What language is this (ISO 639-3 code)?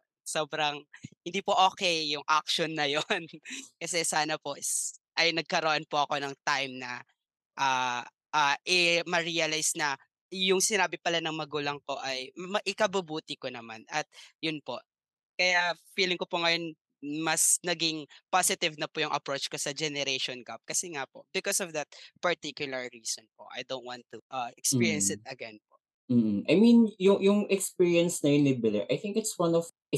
fil